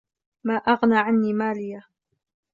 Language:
Arabic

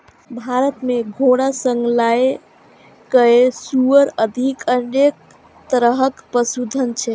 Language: Maithili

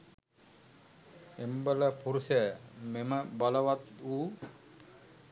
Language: Sinhala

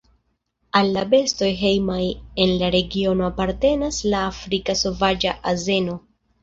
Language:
Esperanto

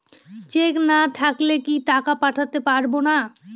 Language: Bangla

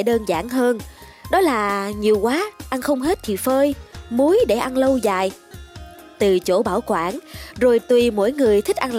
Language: Vietnamese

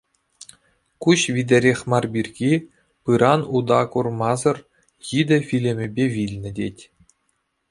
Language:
Chuvash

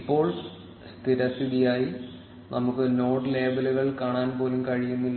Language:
Malayalam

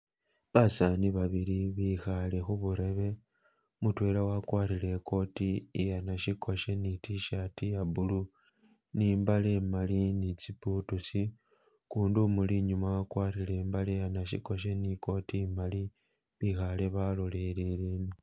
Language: Masaaba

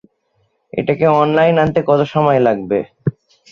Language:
Bangla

